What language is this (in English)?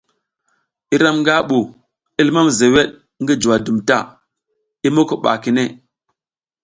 South Giziga